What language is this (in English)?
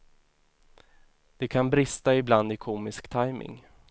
Swedish